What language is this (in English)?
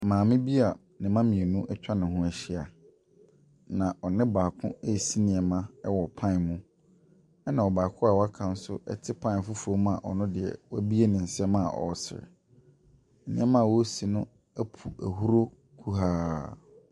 Akan